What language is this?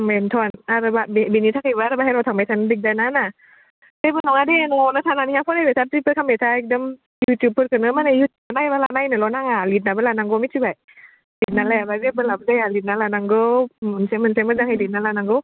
Bodo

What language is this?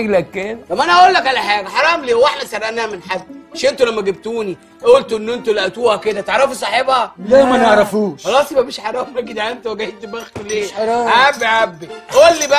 Arabic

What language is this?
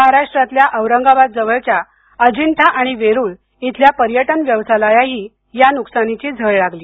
Marathi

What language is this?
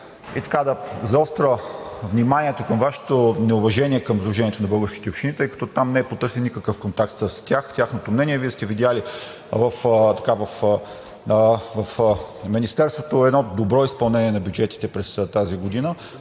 Bulgarian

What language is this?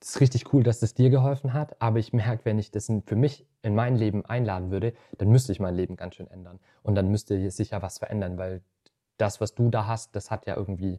German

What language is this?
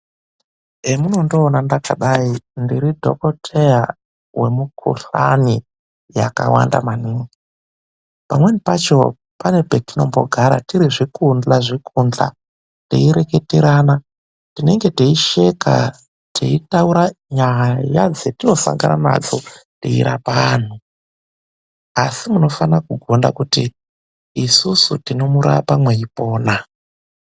Ndau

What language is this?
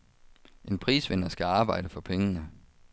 Danish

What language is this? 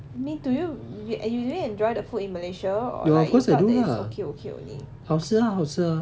English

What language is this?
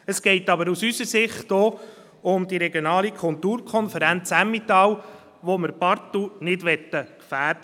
Swiss German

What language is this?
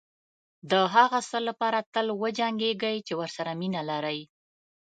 Pashto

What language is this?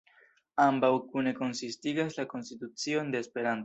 Esperanto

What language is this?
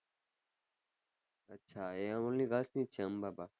Gujarati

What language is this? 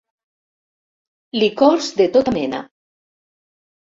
Catalan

